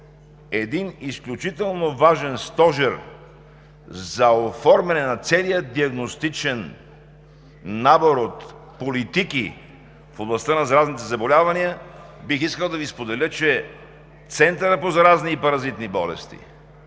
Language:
Bulgarian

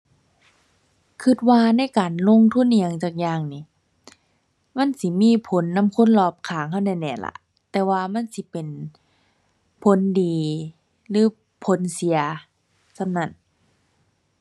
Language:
Thai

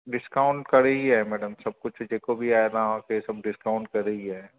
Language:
Sindhi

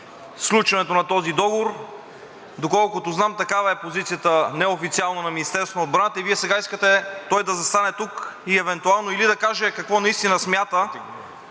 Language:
Bulgarian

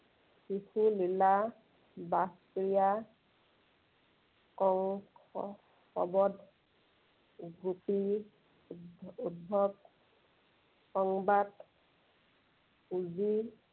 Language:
Assamese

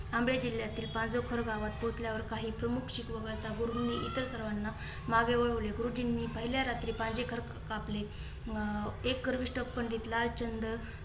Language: Marathi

